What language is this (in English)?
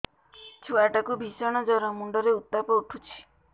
Odia